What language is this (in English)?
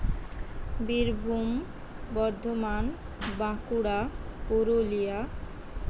Santali